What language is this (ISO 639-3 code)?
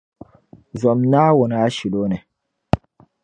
dag